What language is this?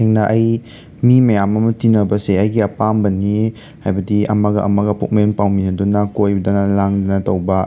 Manipuri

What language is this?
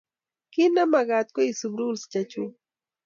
Kalenjin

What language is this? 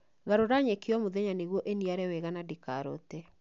Kikuyu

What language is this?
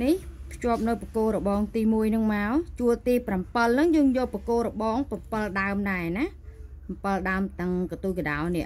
Vietnamese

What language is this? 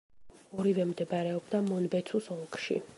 Georgian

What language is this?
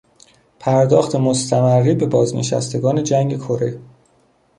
Persian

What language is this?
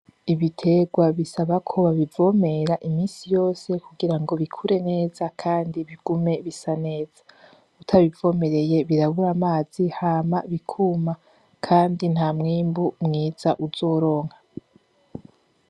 Rundi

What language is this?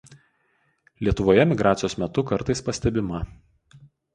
Lithuanian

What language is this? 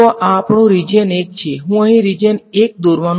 Gujarati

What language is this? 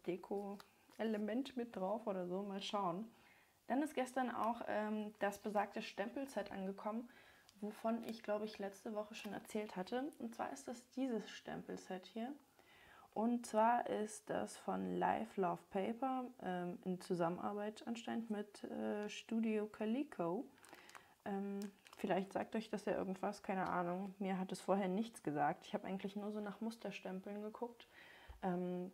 German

